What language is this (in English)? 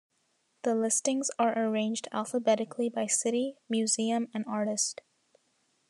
English